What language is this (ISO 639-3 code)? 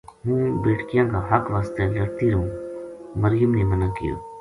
gju